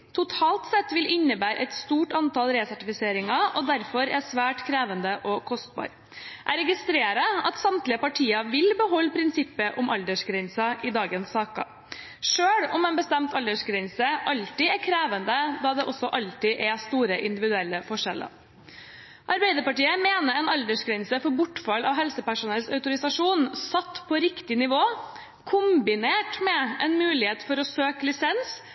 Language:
Norwegian Bokmål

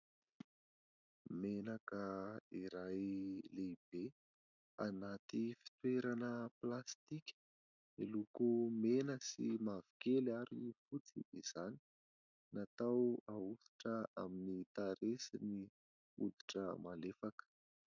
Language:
Malagasy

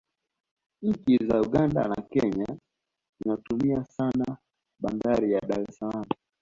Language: Swahili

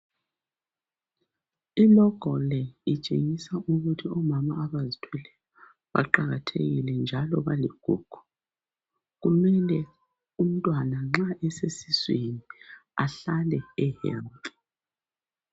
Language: North Ndebele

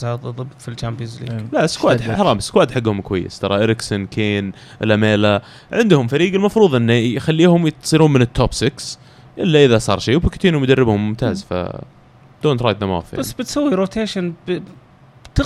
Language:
Arabic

